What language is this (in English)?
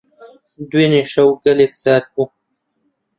Central Kurdish